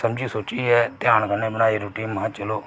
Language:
Dogri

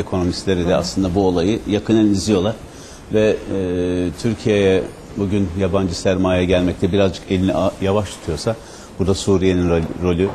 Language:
Turkish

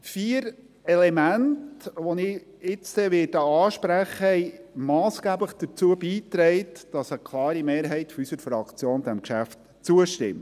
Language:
Swiss German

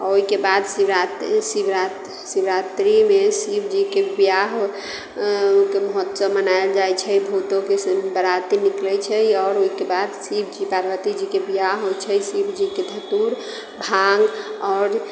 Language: Maithili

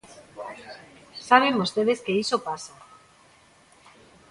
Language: Galician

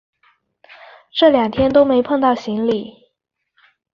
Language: Chinese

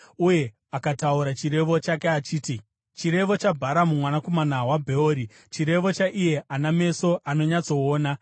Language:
Shona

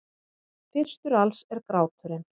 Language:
Icelandic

